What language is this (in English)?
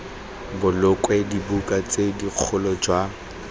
Tswana